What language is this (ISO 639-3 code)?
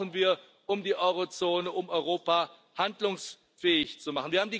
deu